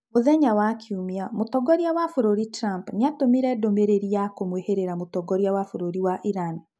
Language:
Kikuyu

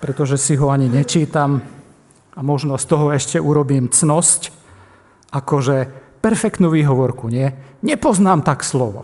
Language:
Slovak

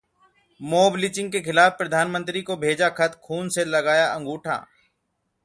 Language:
Hindi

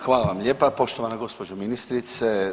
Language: Croatian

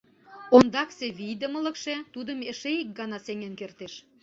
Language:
Mari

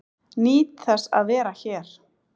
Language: Icelandic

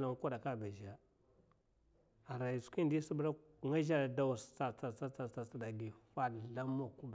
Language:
Mafa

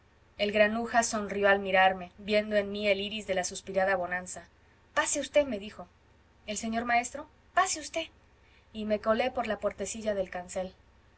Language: Spanish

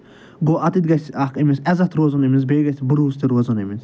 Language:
Kashmiri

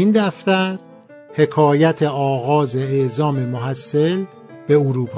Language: Persian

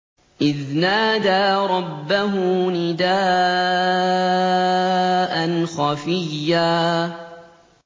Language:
Arabic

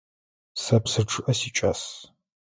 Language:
Adyghe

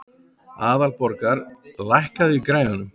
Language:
Icelandic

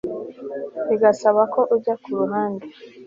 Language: Kinyarwanda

